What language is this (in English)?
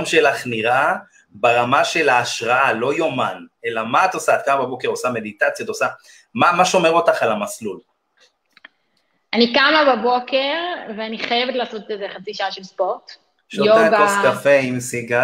Hebrew